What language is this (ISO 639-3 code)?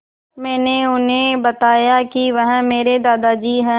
hin